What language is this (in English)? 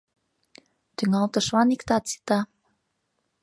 Mari